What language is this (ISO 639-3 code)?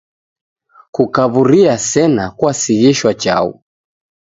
dav